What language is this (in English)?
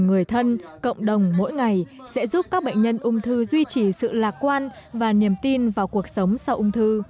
Vietnamese